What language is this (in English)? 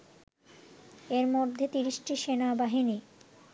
Bangla